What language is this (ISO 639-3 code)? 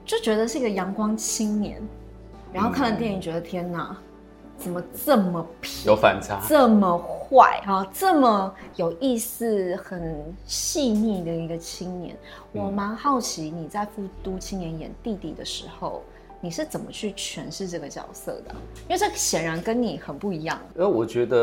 zho